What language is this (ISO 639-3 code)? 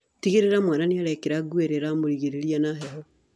kik